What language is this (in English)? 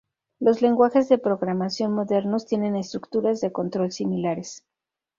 Spanish